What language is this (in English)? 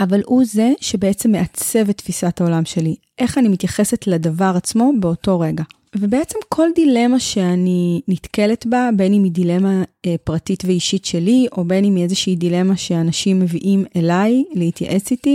Hebrew